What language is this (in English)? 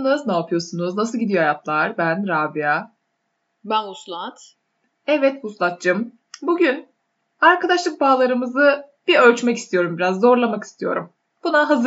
Turkish